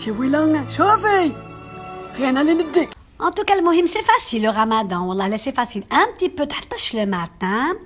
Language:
Arabic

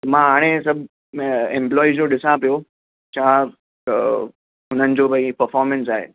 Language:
Sindhi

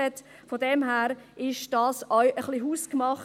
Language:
Swiss German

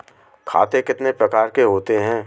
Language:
Hindi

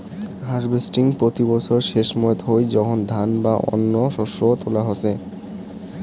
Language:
Bangla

